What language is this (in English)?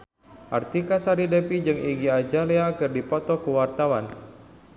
Sundanese